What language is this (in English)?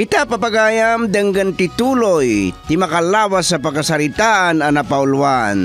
Filipino